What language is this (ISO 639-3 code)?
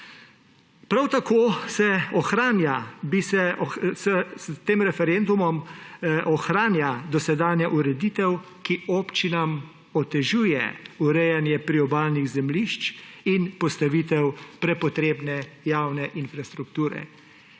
slv